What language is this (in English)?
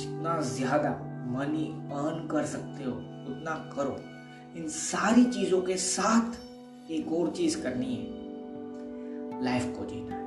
Hindi